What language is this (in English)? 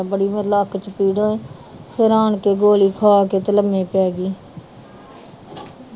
Punjabi